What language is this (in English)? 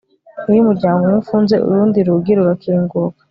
Kinyarwanda